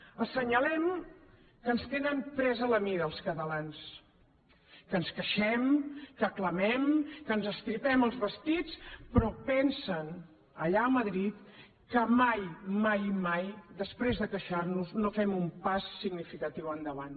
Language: Catalan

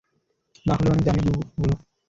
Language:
Bangla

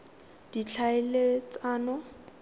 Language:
Tswana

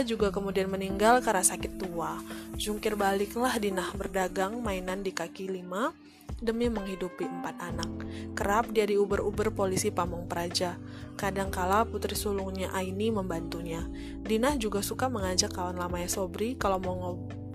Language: Indonesian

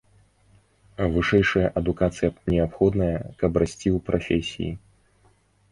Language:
Belarusian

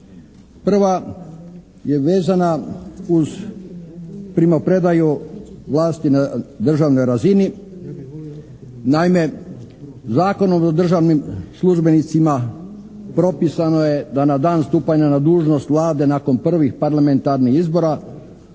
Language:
Croatian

